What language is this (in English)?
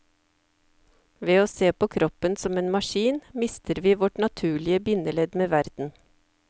Norwegian